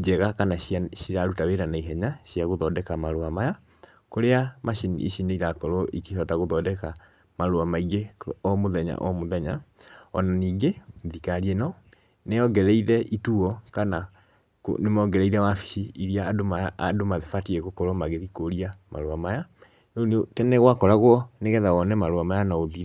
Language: Kikuyu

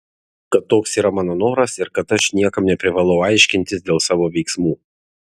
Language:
Lithuanian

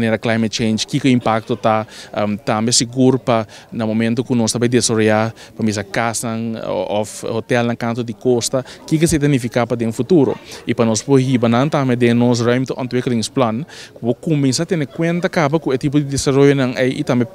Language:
Italian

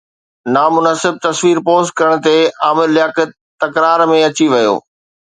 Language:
Sindhi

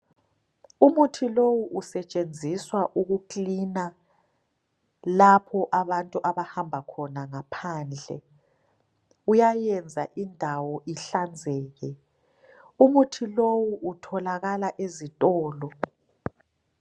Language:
North Ndebele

